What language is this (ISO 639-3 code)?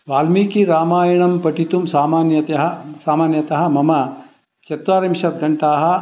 san